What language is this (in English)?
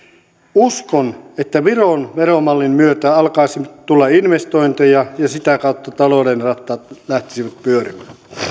Finnish